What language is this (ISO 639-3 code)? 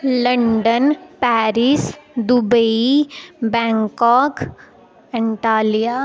doi